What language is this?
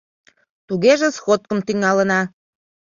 Mari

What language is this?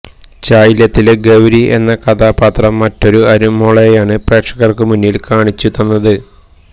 Malayalam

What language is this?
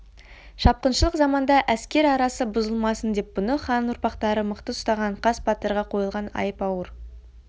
Kazakh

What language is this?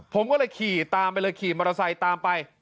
Thai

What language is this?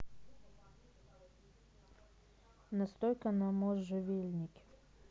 Russian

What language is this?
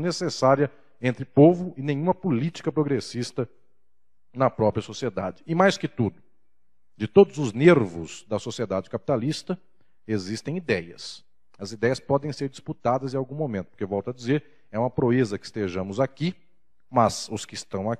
Portuguese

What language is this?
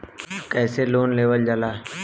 Bhojpuri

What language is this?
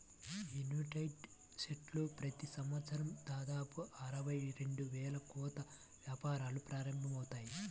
Telugu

